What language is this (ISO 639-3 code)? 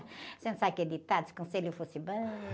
por